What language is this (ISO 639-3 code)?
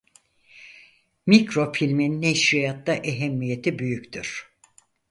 tur